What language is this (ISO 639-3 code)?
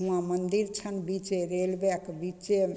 mai